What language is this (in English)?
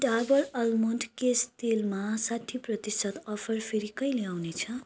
Nepali